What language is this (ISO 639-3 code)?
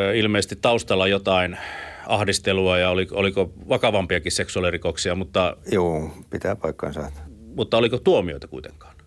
fin